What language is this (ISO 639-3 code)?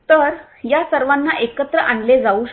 mar